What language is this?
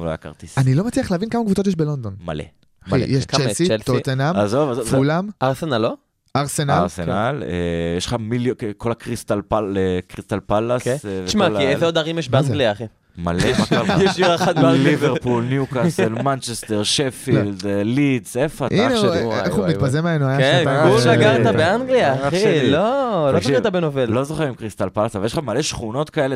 Hebrew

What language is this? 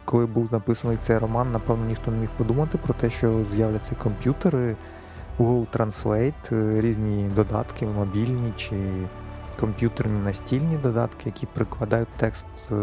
Ukrainian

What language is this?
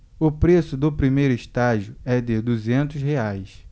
Portuguese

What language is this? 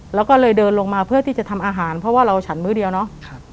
Thai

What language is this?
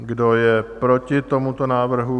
Czech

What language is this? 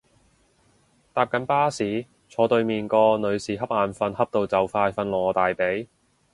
Cantonese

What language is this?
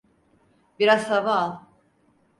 Turkish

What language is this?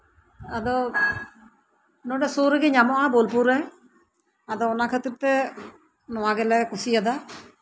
Santali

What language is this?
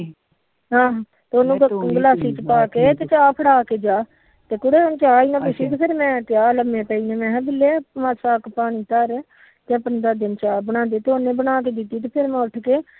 Punjabi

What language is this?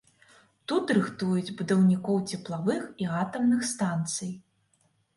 Belarusian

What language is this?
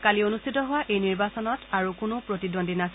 Assamese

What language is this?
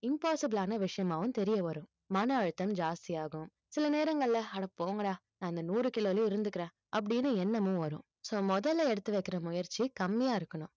Tamil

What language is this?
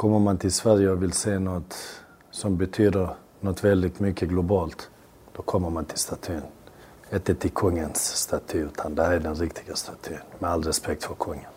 Swedish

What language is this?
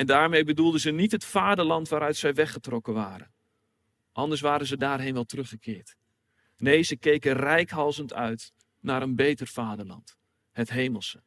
Dutch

